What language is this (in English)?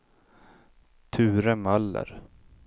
Swedish